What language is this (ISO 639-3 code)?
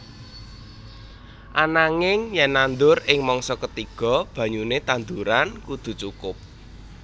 jav